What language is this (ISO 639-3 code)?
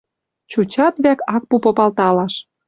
mrj